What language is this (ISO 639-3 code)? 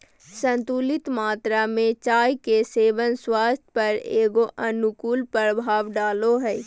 mag